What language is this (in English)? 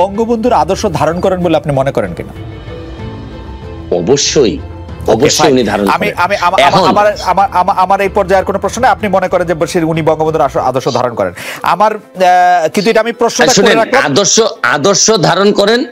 Bangla